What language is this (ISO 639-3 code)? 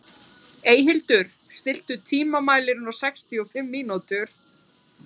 isl